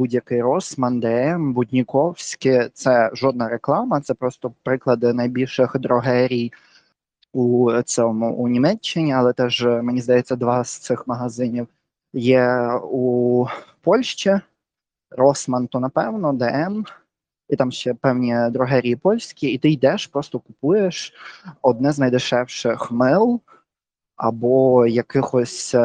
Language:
Ukrainian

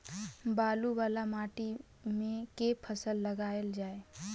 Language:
Maithili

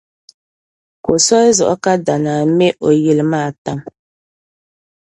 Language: Dagbani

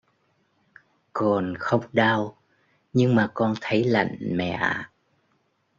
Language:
Vietnamese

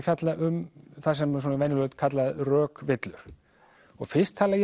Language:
Icelandic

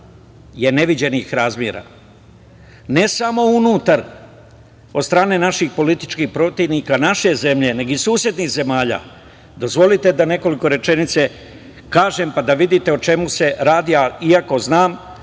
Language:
Serbian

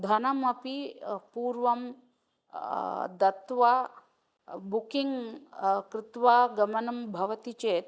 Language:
Sanskrit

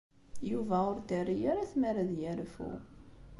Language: Kabyle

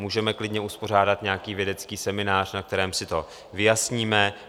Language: Czech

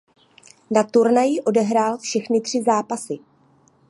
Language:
Czech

